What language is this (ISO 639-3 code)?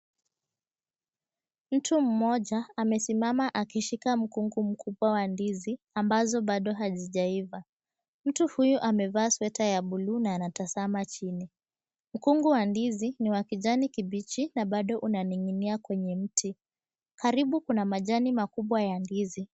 swa